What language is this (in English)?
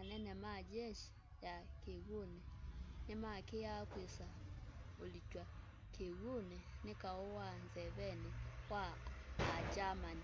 Kamba